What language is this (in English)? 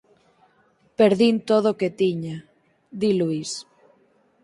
Galician